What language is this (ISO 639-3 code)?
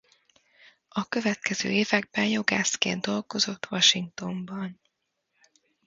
hun